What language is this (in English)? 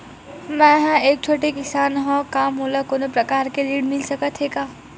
Chhattisgarhi